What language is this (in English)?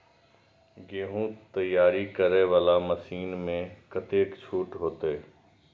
Maithili